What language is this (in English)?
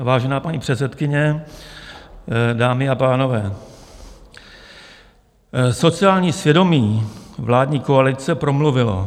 Czech